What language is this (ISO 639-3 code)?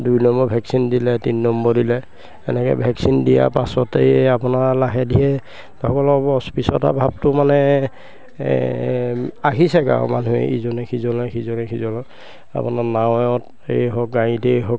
asm